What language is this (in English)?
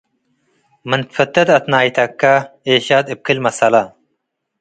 Tigre